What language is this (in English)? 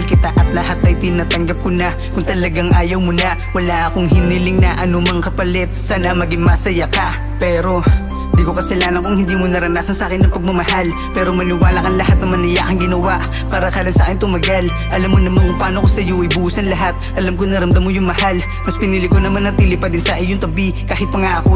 Indonesian